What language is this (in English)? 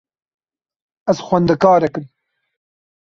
Kurdish